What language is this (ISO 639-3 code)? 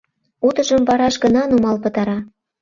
chm